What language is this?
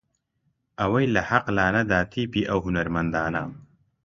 Central Kurdish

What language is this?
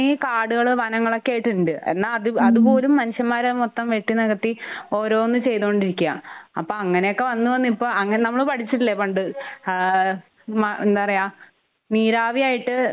Malayalam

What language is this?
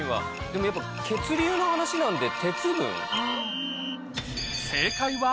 Japanese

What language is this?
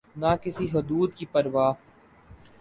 Urdu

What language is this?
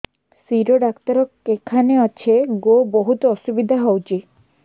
Odia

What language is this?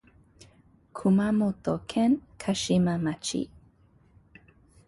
Japanese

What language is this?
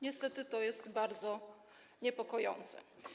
Polish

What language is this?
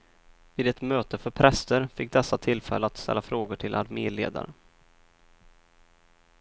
Swedish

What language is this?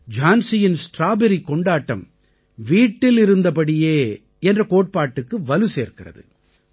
Tamil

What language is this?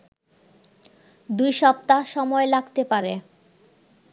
Bangla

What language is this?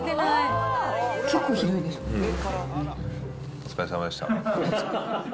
Japanese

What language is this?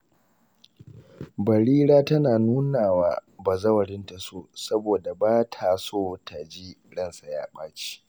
Hausa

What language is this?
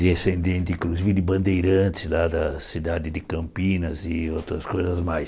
Portuguese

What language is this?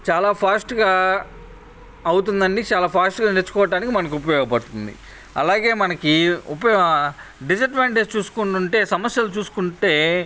Telugu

